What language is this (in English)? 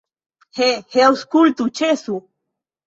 Esperanto